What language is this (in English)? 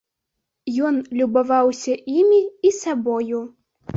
Belarusian